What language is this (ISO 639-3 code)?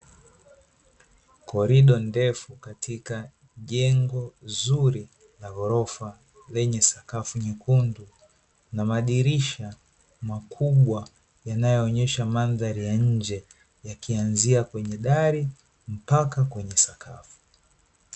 swa